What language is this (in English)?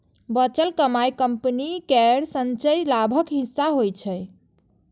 Maithili